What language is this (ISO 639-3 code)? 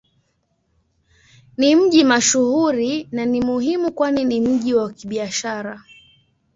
swa